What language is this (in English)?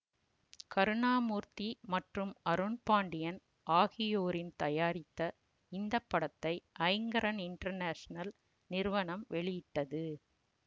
Tamil